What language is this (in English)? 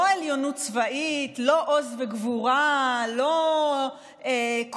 Hebrew